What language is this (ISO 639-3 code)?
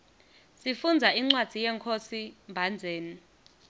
ssw